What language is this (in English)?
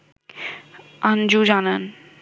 Bangla